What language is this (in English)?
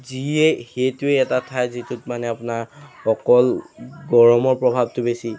Assamese